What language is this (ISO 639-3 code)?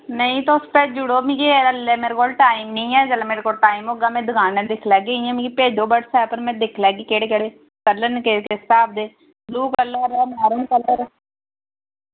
doi